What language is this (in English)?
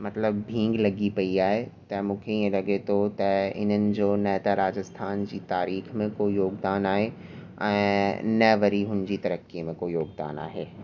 Sindhi